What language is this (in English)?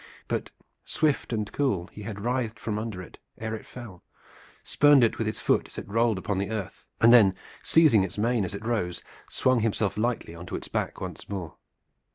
English